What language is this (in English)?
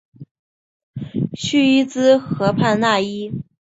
Chinese